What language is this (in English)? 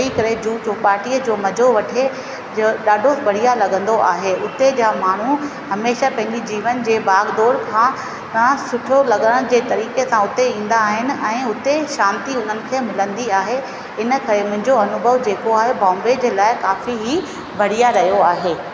Sindhi